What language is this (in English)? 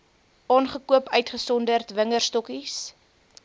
Afrikaans